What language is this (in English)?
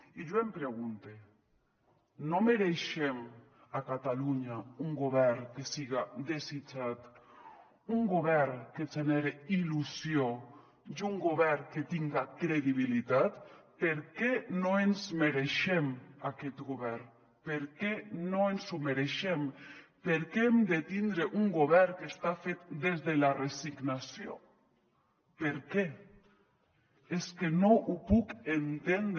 Catalan